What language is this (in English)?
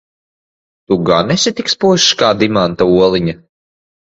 Latvian